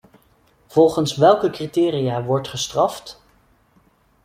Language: Dutch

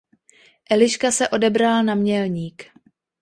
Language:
Czech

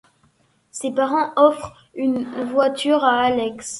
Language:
French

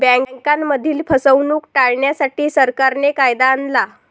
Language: Marathi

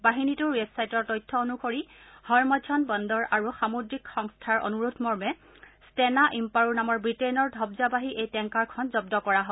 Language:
Assamese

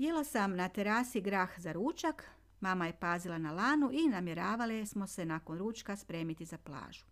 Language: Croatian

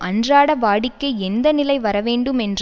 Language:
Tamil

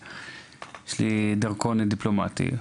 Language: Hebrew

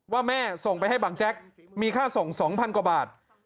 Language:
Thai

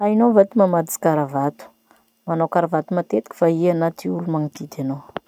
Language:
Masikoro Malagasy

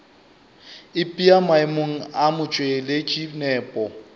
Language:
Northern Sotho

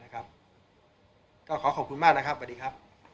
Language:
Thai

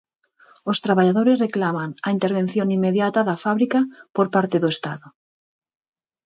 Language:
Galician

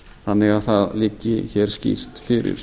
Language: Icelandic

